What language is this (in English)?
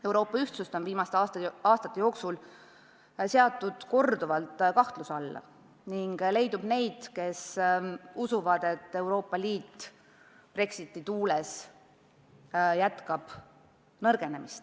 Estonian